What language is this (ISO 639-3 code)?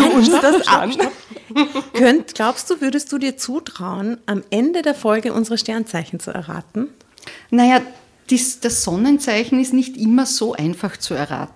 deu